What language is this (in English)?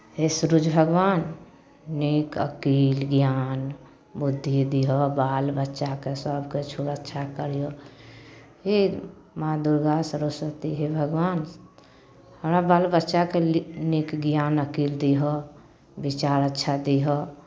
Maithili